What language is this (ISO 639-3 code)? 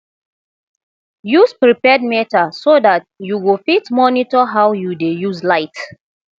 pcm